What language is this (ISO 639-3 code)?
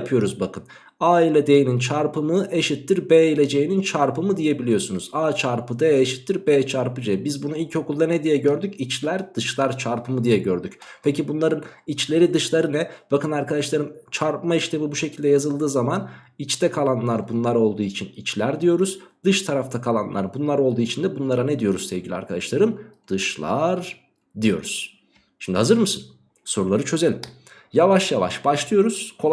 tur